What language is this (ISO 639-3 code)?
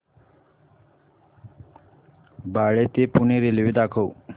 mar